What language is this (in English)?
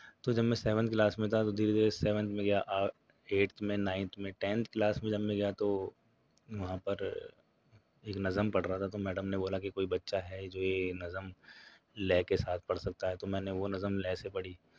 Urdu